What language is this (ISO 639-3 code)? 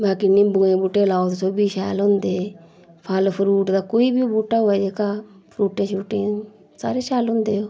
doi